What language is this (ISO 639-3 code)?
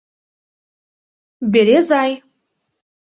chm